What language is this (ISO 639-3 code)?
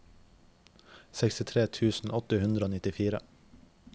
nor